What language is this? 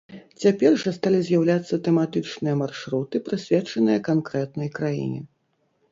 Belarusian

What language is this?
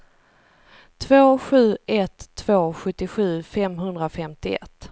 Swedish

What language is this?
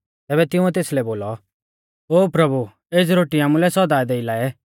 Mahasu Pahari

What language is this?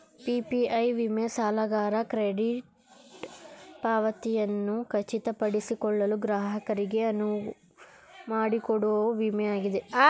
Kannada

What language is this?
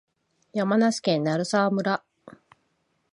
Japanese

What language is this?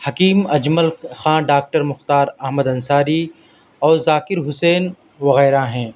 Urdu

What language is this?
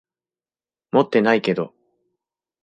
Japanese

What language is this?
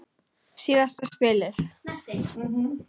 Icelandic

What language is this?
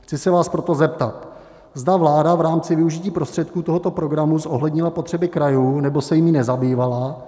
Czech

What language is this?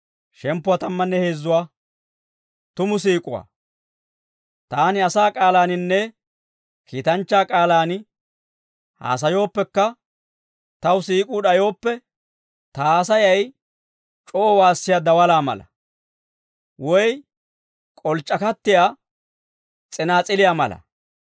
Dawro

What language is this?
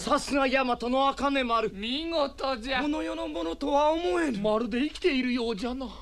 Japanese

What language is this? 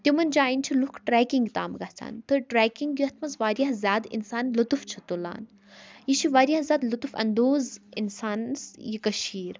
Kashmiri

